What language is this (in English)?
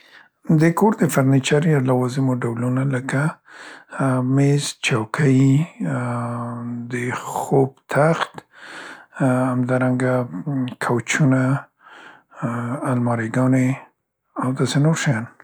Central Pashto